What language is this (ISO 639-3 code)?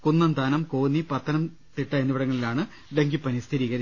mal